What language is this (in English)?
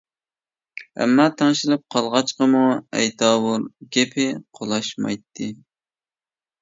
Uyghur